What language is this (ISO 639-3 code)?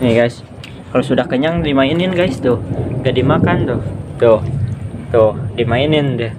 ind